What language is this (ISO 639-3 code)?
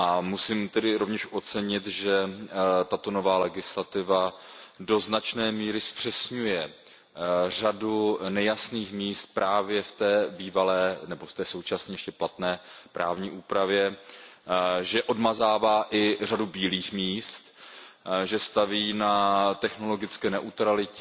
ces